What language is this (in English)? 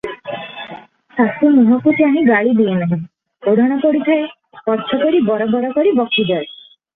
Odia